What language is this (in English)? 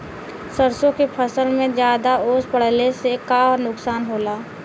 Bhojpuri